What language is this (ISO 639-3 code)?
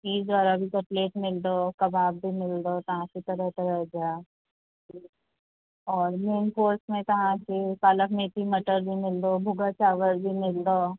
snd